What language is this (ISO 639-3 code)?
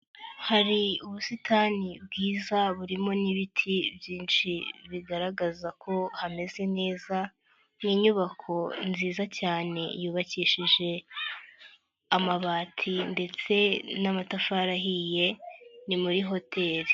kin